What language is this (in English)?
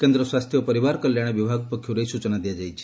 Odia